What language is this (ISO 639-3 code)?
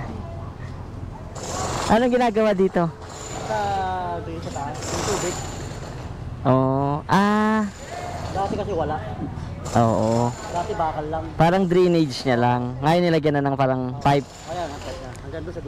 fil